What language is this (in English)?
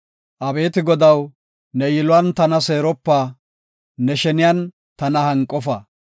Gofa